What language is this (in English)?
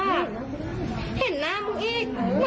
Thai